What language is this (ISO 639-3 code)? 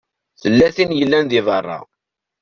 kab